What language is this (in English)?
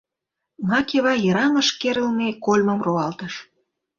Mari